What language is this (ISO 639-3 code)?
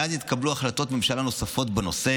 heb